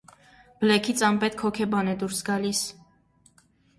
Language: Armenian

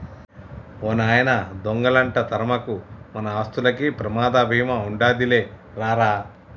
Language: Telugu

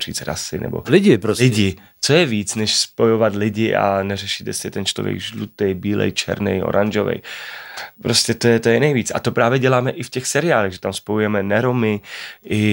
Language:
Czech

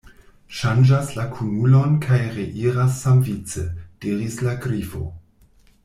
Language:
Esperanto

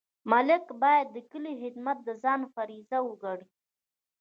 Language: Pashto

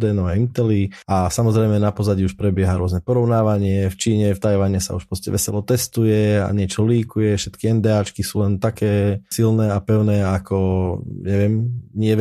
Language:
Slovak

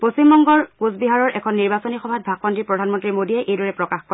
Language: Assamese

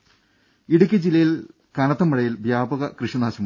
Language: Malayalam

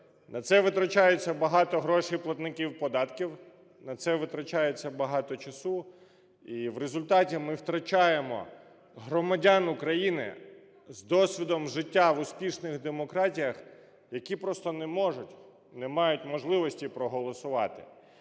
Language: Ukrainian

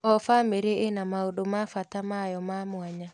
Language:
Kikuyu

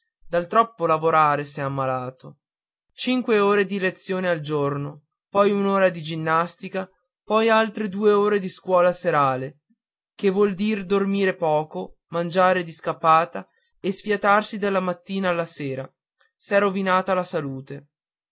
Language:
Italian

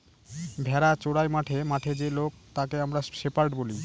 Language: Bangla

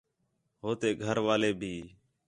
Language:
Khetrani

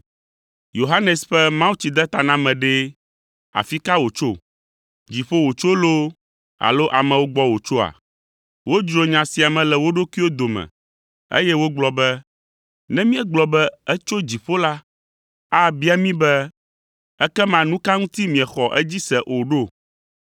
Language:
Ewe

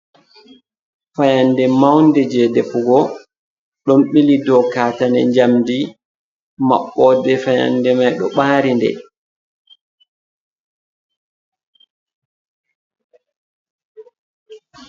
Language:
Fula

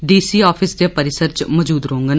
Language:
Dogri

